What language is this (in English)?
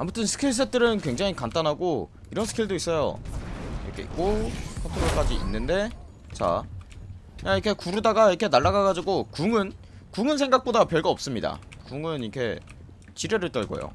Korean